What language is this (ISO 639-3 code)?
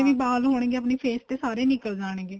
pan